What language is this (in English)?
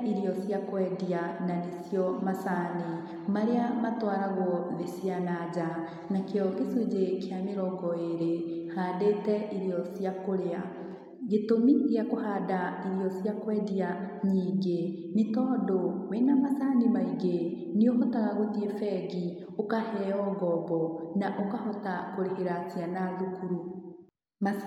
Kikuyu